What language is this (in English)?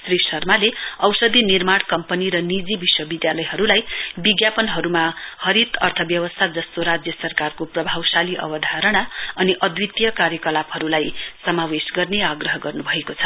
Nepali